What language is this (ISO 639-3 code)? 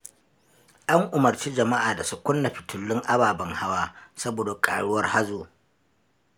hau